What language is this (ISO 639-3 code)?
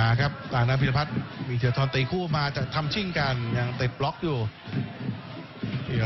tha